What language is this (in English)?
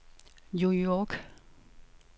Danish